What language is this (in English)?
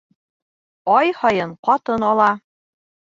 Bashkir